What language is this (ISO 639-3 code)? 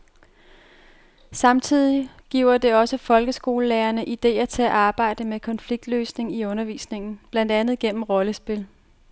dan